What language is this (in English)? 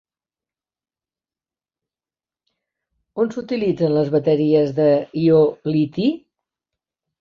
Catalan